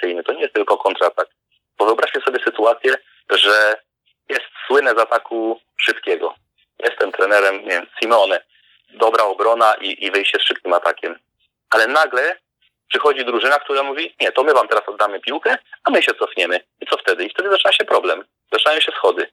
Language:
Polish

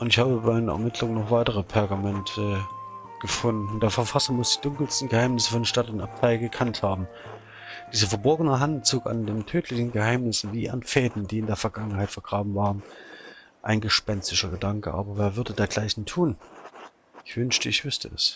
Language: German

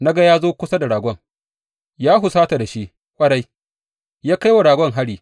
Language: Hausa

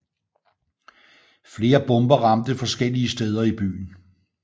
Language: Danish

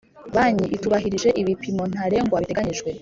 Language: Kinyarwanda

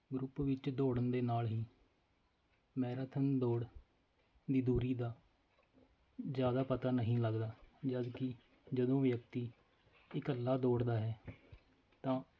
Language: Punjabi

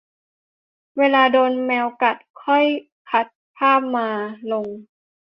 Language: Thai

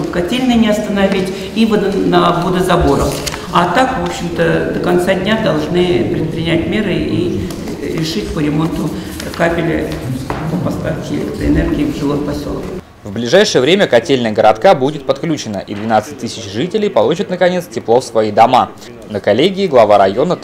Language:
Russian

